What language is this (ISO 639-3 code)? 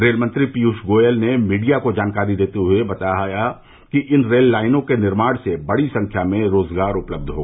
hin